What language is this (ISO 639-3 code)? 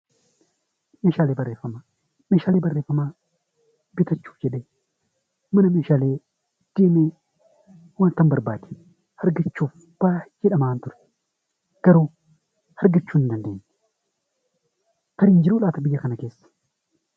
orm